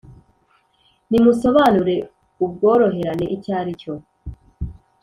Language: Kinyarwanda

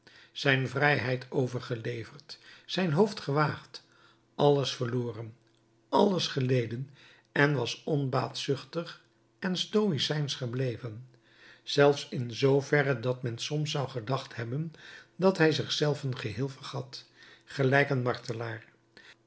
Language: Dutch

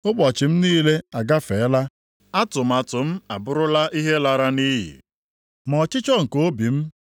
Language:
Igbo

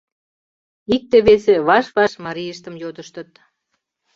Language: Mari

